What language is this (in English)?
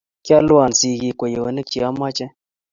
Kalenjin